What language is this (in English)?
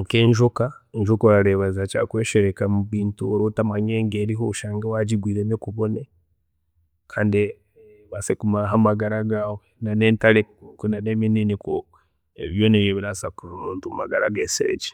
Chiga